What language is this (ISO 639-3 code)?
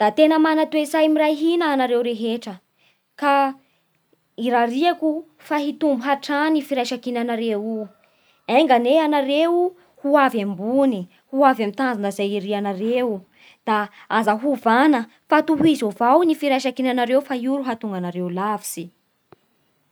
bhr